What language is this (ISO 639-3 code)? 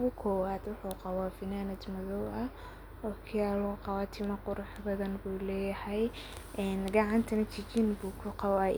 som